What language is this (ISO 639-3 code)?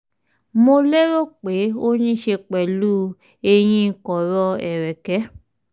yor